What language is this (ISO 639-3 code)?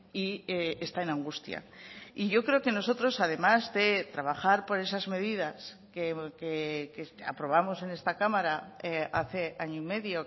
spa